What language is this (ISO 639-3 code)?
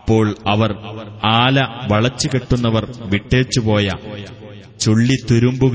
mal